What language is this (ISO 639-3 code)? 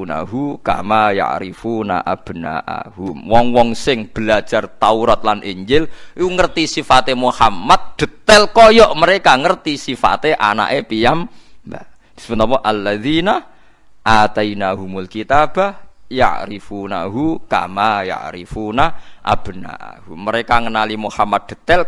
ind